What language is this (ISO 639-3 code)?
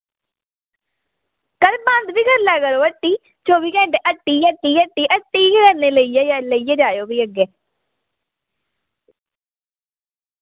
doi